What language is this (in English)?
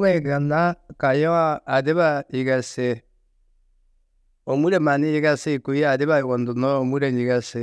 Tedaga